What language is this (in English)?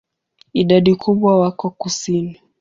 Swahili